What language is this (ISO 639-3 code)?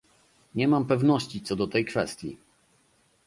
pol